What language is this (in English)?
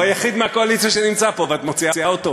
Hebrew